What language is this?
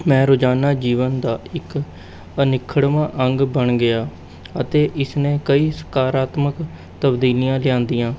Punjabi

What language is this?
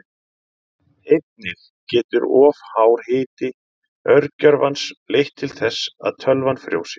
Icelandic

